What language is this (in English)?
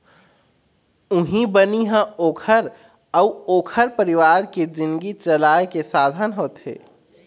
Chhattisgarhi